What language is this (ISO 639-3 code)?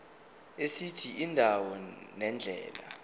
zul